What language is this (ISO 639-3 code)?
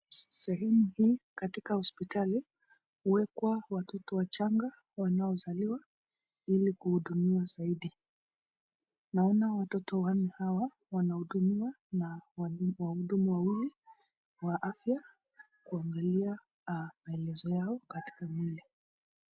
swa